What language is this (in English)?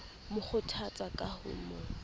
Southern Sotho